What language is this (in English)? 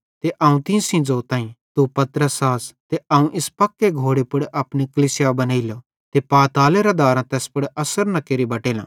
Bhadrawahi